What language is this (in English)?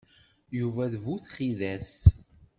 Kabyle